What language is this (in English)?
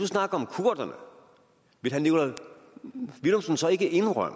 Danish